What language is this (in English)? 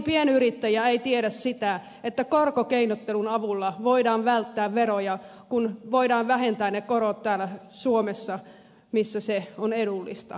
Finnish